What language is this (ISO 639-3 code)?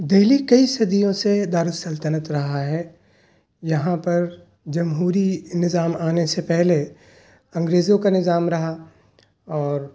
urd